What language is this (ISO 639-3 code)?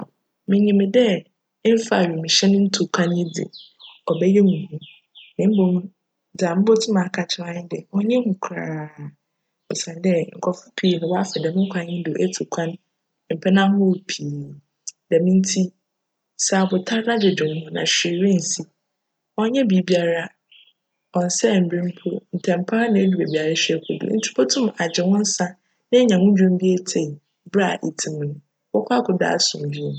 aka